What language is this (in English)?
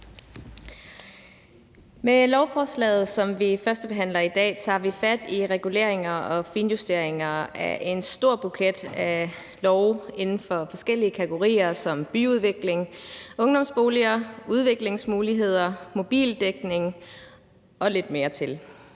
Danish